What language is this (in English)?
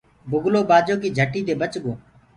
Gurgula